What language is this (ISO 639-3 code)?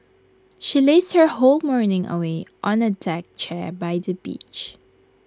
eng